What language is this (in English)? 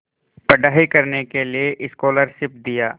Hindi